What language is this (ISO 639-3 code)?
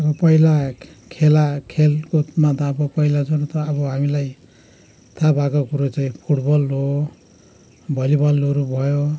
nep